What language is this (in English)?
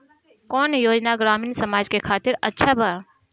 Bhojpuri